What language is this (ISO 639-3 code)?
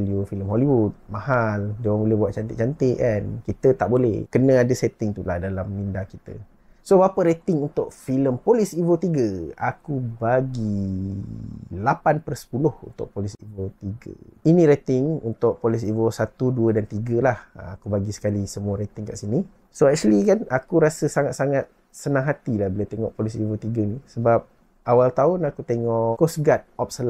msa